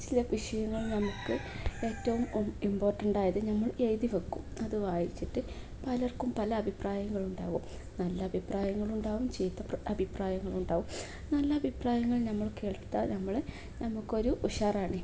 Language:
Malayalam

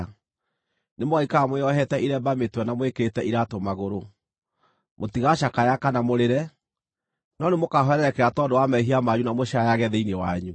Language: Kikuyu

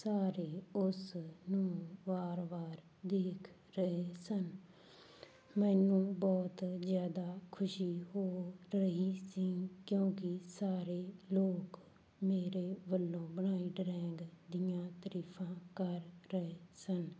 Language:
Punjabi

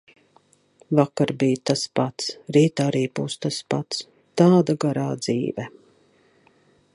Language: Latvian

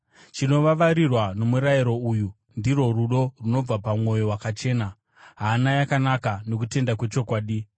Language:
Shona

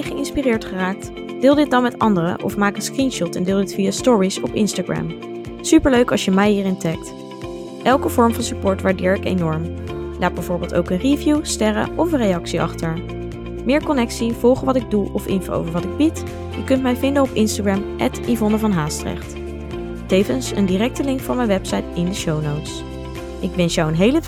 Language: Dutch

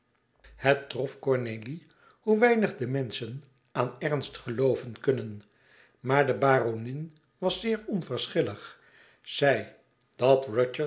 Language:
Dutch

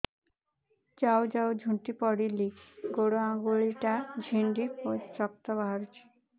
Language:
Odia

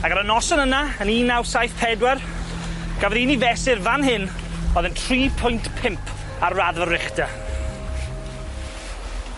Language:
Welsh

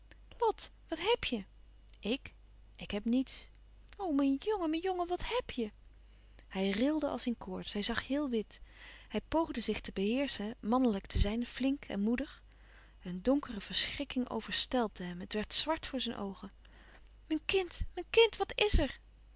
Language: Dutch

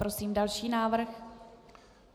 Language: Czech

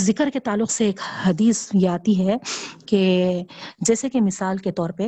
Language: Urdu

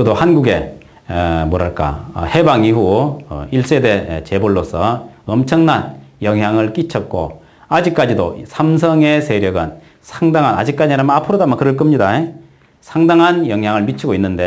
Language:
Korean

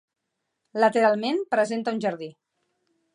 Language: Catalan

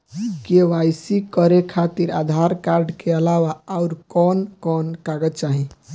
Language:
Bhojpuri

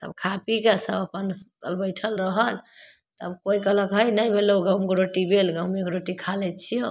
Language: Maithili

